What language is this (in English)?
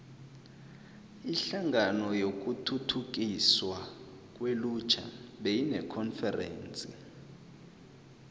South Ndebele